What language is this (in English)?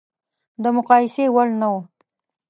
Pashto